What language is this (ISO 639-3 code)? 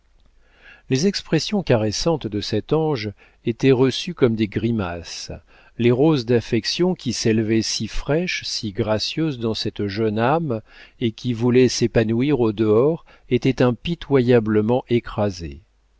fra